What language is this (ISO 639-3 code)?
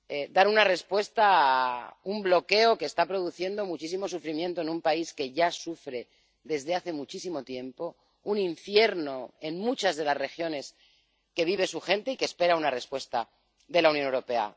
spa